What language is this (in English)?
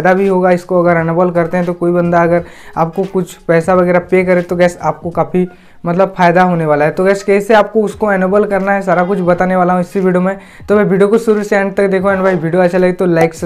Hindi